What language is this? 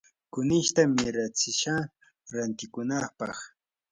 Yanahuanca Pasco Quechua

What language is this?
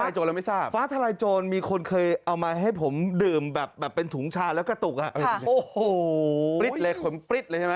Thai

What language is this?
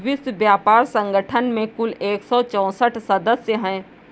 Hindi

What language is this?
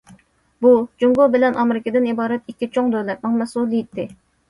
Uyghur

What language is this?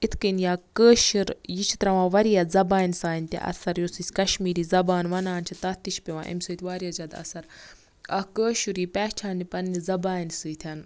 Kashmiri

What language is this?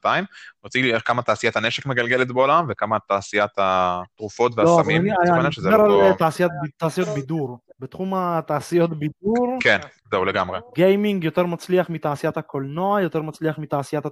Hebrew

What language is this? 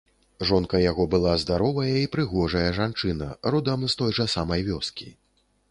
Belarusian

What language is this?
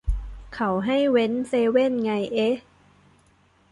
Thai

